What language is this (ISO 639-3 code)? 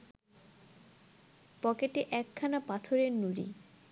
ben